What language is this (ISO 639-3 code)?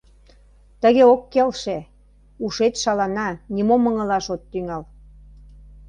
chm